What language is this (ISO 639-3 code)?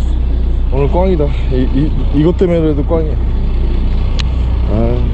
kor